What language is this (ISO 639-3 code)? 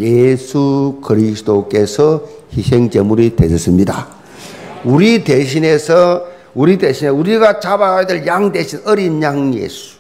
kor